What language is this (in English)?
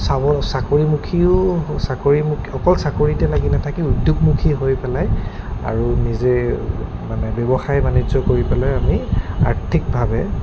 Assamese